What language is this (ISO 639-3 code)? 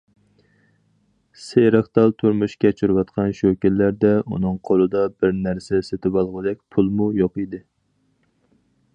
uig